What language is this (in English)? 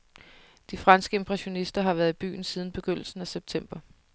Danish